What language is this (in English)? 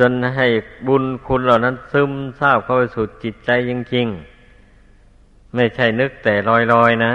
Thai